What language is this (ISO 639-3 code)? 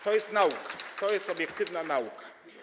pol